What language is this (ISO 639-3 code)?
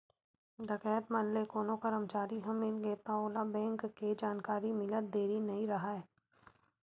hne